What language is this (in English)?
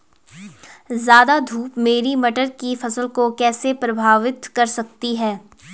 Hindi